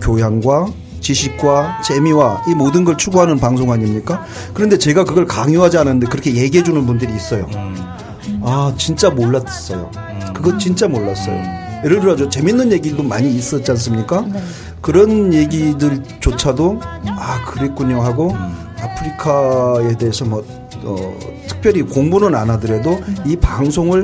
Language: Korean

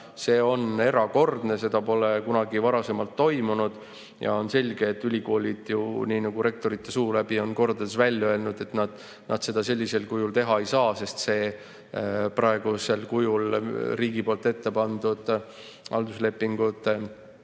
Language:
Estonian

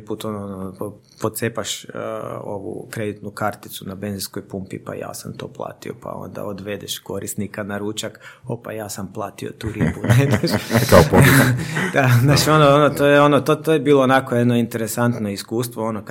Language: Croatian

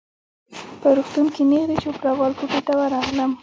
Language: Pashto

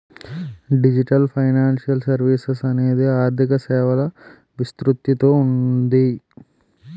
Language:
Telugu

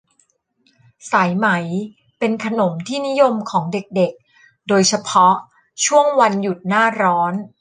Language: Thai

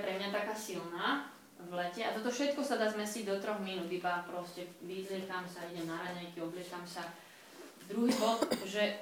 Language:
Slovak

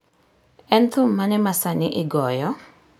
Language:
Luo (Kenya and Tanzania)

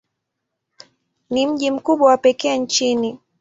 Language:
Swahili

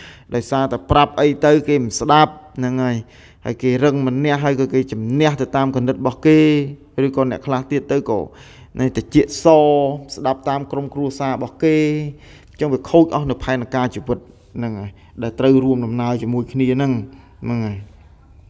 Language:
Thai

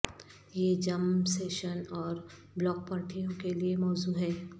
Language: Urdu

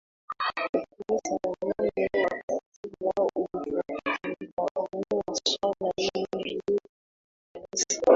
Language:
Swahili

